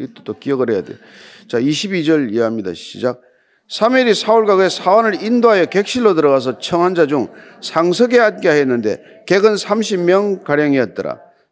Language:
Korean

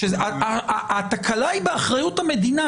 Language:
Hebrew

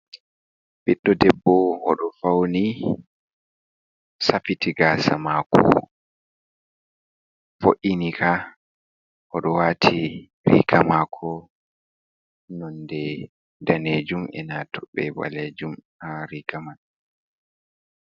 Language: Fula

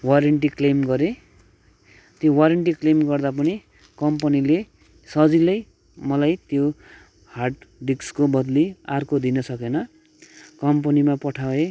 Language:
Nepali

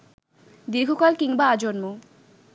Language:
Bangla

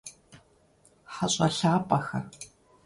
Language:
Kabardian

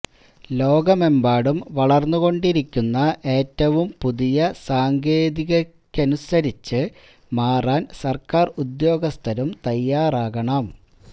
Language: Malayalam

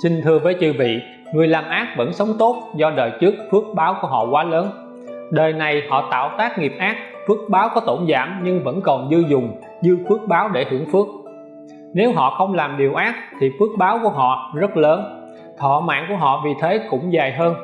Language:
Vietnamese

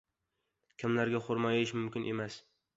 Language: Uzbek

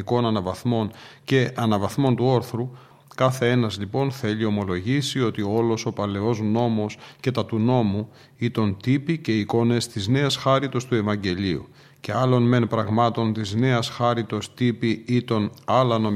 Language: Greek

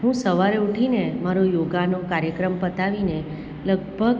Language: Gujarati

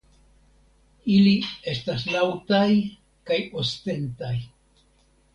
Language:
Esperanto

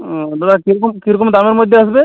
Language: Bangla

